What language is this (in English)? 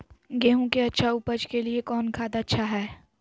Magahi